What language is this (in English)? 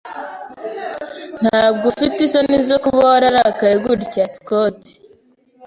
Kinyarwanda